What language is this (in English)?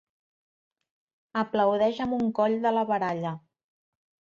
Catalan